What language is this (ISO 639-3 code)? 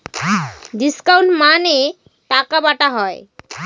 ben